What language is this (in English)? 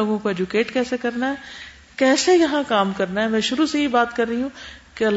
Urdu